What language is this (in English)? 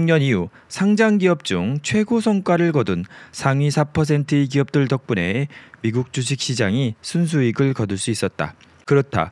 Korean